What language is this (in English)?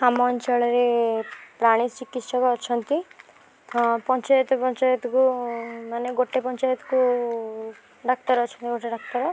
Odia